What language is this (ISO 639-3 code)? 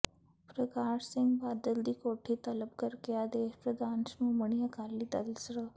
pan